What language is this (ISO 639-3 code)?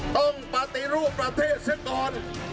tha